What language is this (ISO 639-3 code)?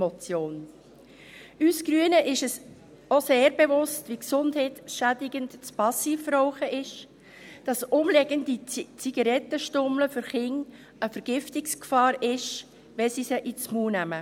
gsw